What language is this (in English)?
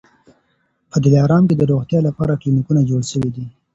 Pashto